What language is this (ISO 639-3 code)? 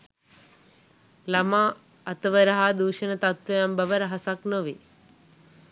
sin